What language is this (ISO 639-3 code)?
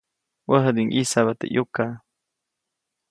zoc